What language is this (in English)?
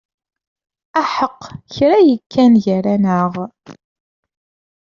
Kabyle